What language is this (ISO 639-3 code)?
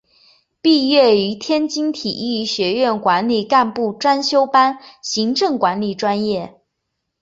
zho